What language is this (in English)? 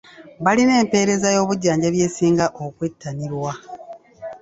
Ganda